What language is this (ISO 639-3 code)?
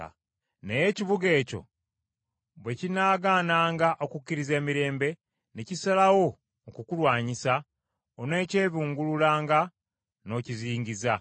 lug